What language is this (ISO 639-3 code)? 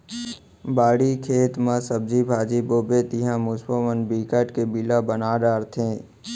hne